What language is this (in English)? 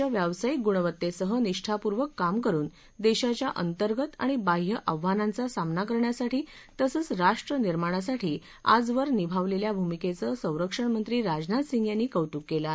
Marathi